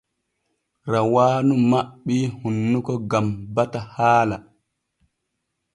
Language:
Borgu Fulfulde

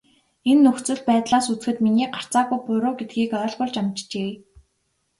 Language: Mongolian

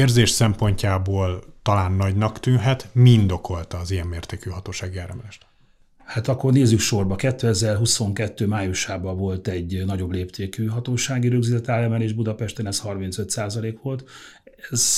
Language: Hungarian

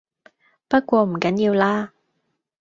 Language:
Cantonese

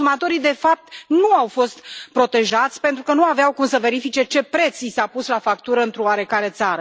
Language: Romanian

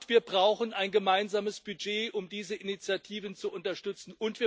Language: German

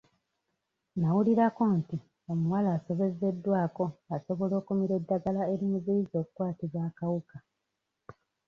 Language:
Ganda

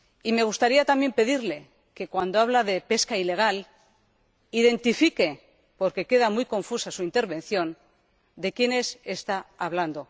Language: Spanish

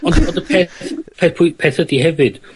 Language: Welsh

